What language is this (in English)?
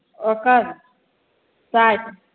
Maithili